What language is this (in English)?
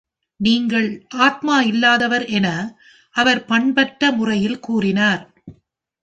Tamil